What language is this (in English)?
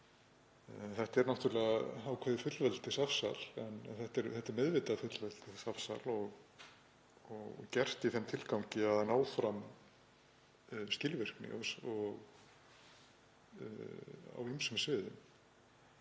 Icelandic